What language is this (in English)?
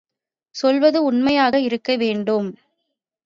Tamil